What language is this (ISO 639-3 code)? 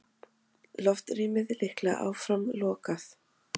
isl